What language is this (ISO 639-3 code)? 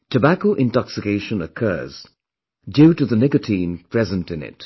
eng